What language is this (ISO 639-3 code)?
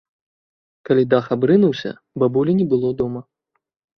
bel